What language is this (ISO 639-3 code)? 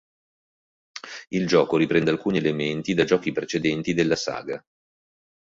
ita